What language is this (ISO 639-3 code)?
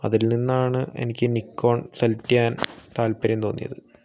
mal